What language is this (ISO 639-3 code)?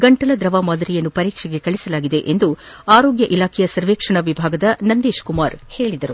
kan